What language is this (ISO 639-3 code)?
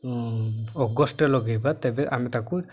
ori